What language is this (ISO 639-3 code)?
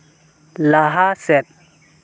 sat